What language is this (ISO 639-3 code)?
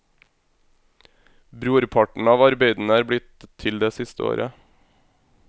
nor